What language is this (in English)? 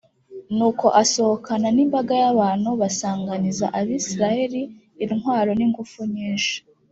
Kinyarwanda